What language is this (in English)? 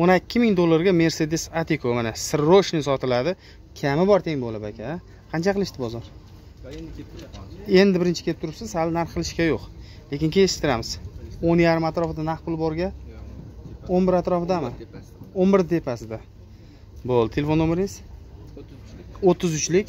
Turkish